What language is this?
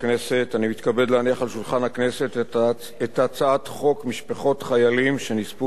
Hebrew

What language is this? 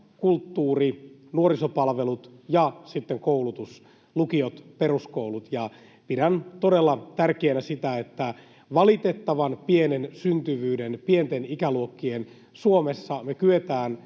Finnish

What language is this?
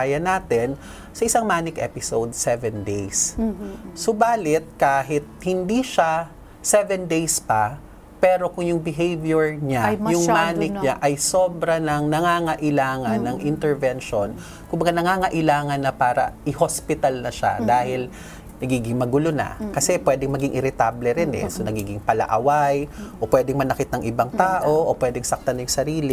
Filipino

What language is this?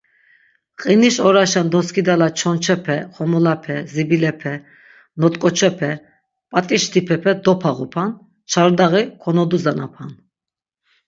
Laz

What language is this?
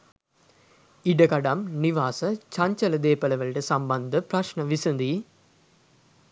Sinhala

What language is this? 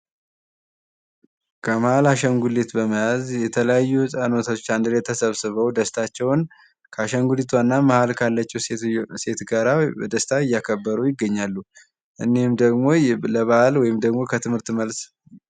Amharic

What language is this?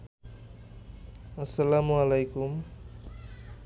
Bangla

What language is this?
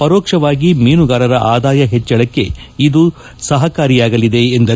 Kannada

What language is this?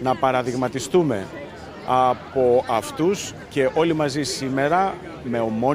Greek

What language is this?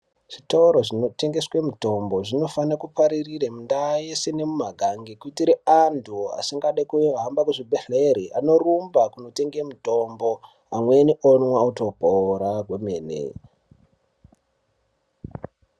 Ndau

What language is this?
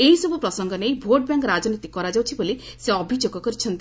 Odia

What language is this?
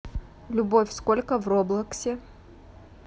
Russian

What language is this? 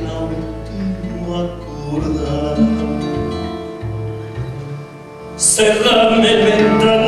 Romanian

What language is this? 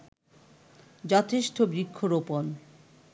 Bangla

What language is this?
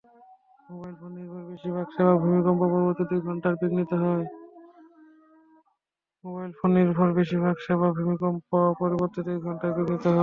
Bangla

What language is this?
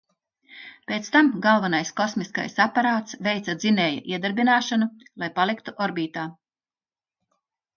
Latvian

